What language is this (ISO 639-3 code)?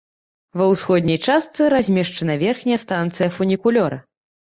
bel